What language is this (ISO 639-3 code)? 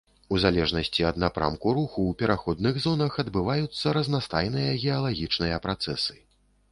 bel